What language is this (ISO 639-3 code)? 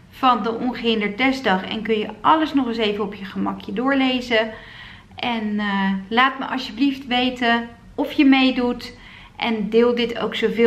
nld